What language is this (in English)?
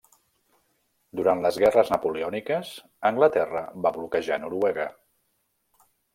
Catalan